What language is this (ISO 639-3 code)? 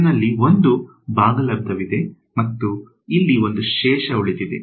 kan